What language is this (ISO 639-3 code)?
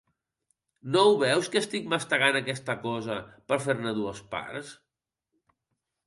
cat